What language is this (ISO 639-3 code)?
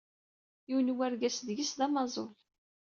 kab